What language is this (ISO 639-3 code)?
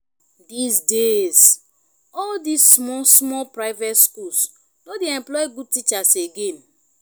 pcm